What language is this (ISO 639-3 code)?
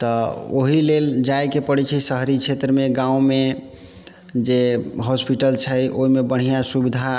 mai